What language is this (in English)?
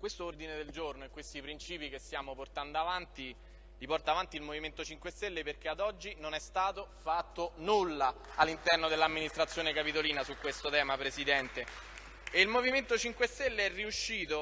Italian